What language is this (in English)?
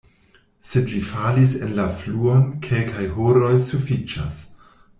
Esperanto